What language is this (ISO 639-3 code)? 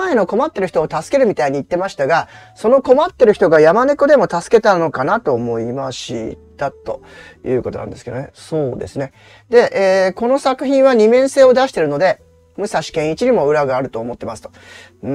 jpn